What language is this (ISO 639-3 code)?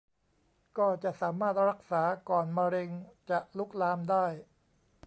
tha